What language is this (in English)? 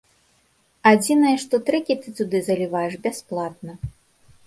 Belarusian